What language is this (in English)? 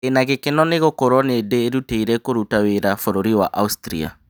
Kikuyu